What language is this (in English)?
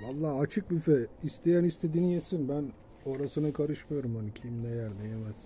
Turkish